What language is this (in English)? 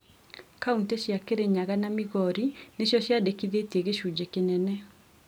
Kikuyu